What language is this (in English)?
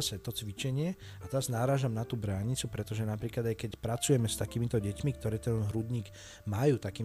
Slovak